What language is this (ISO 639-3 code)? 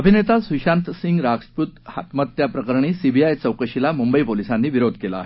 mar